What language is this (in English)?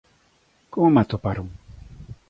Galician